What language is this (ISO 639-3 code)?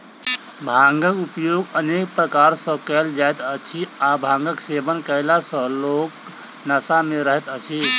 mai